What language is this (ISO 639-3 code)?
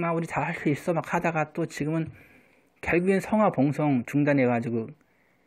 kor